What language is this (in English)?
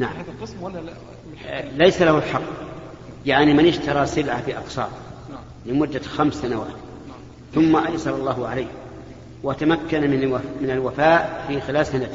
Arabic